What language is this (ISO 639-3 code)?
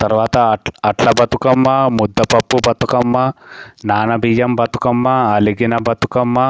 tel